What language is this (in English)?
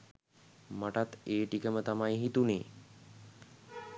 Sinhala